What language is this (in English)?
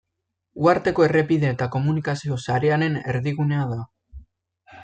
Basque